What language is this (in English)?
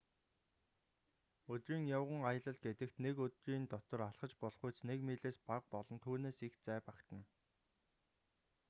Mongolian